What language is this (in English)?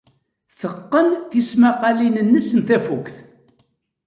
Kabyle